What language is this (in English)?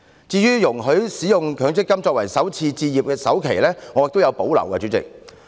Cantonese